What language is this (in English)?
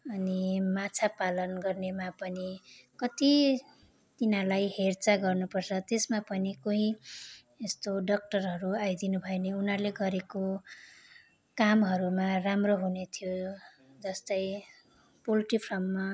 Nepali